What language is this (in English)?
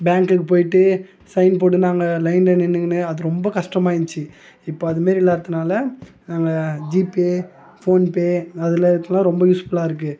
Tamil